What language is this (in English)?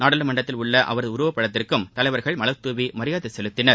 Tamil